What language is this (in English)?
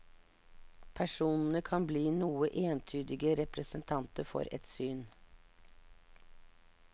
Norwegian